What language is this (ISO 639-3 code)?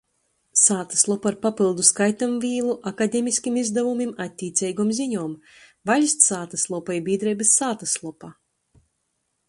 ltg